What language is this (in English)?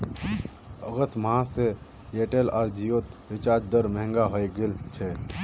Magahi